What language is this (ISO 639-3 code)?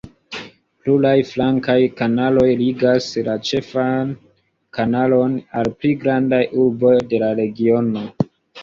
epo